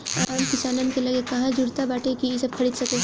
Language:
Bhojpuri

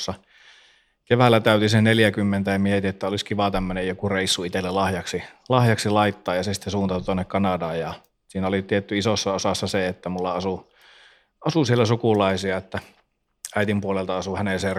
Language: Finnish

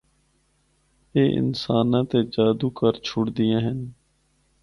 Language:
Northern Hindko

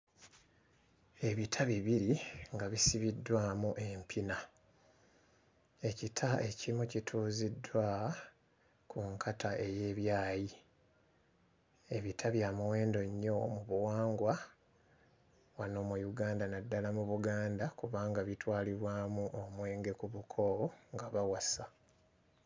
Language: Ganda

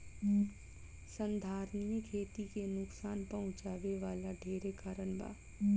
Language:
Bhojpuri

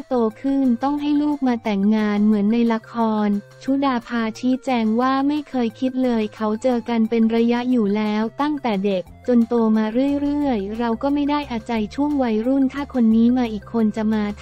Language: Thai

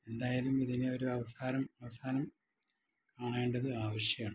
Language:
Malayalam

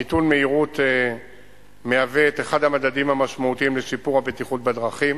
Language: Hebrew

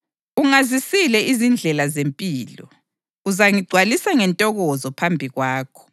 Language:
North Ndebele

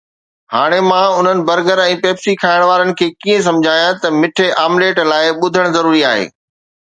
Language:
Sindhi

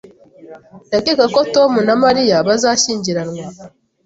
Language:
Kinyarwanda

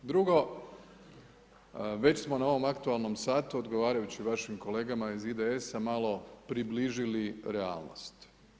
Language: Croatian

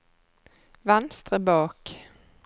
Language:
Norwegian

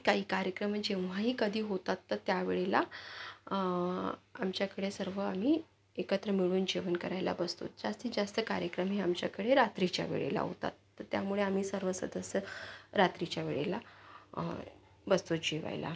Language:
Marathi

